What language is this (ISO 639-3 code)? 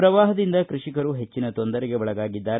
kan